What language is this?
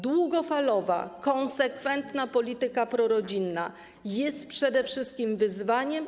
Polish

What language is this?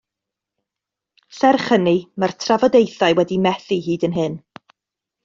Welsh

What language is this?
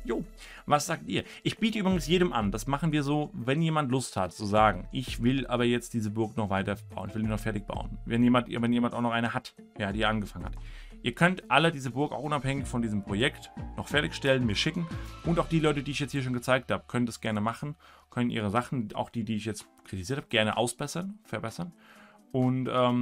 German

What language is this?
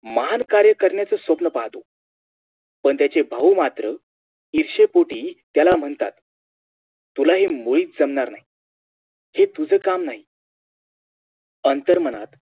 Marathi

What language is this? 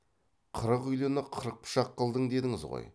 Kazakh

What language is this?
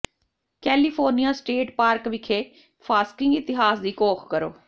Punjabi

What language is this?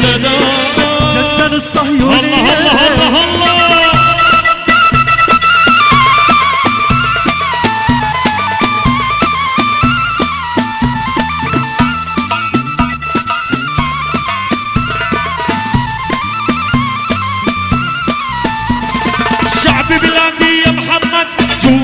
French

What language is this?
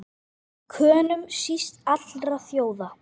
Icelandic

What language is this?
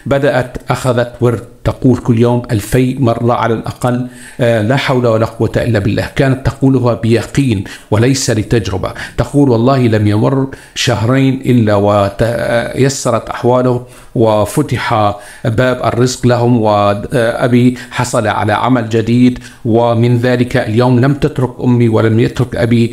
Arabic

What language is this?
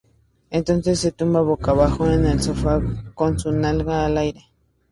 Spanish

